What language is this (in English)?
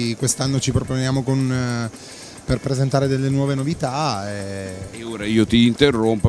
Italian